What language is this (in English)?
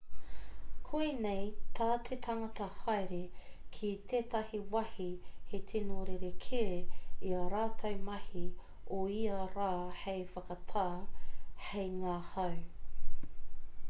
Māori